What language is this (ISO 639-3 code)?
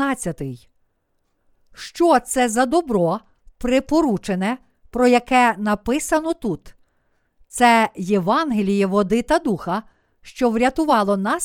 ukr